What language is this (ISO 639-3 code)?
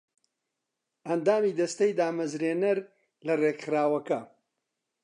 ckb